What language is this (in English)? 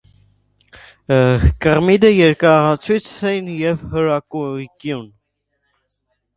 Armenian